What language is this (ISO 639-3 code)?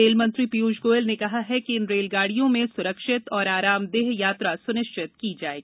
hin